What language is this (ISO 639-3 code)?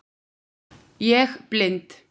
isl